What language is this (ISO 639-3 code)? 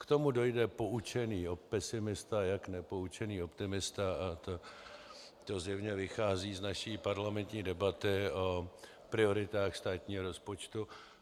ces